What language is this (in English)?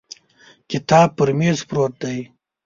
Pashto